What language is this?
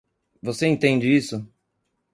Portuguese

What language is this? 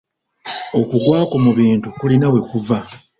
Ganda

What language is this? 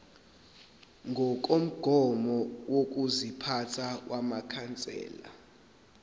Zulu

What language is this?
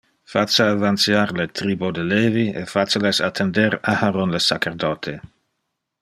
Interlingua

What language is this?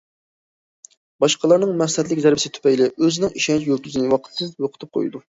Uyghur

